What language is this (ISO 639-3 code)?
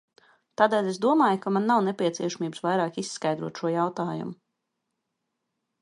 lav